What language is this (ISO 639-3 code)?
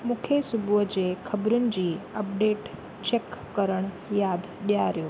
snd